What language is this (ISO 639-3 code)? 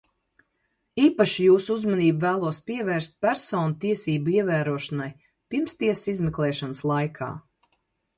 lav